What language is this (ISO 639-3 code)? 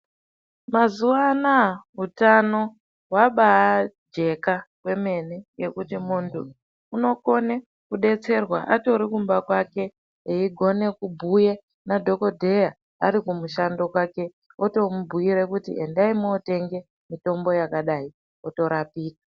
ndc